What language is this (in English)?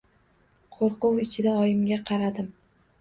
Uzbek